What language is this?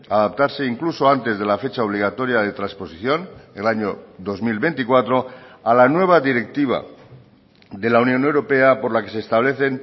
Spanish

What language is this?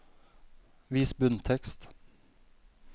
Norwegian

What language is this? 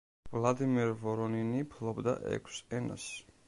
Georgian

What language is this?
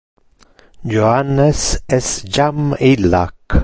Interlingua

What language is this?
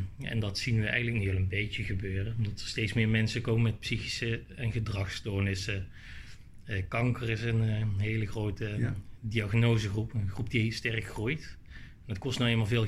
Dutch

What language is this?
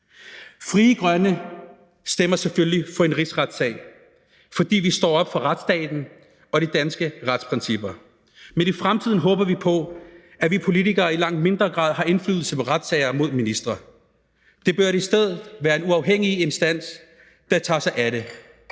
Danish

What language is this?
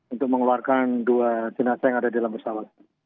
Indonesian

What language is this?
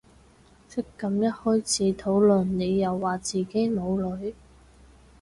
Cantonese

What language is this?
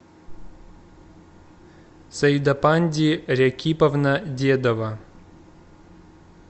Russian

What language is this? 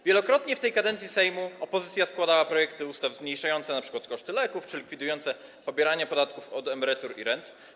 Polish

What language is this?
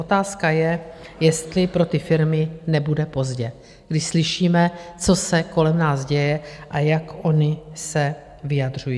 Czech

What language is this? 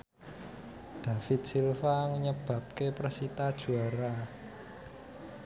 Javanese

